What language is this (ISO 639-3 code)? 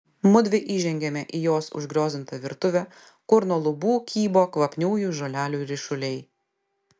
lit